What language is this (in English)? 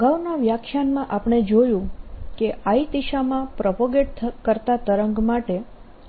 Gujarati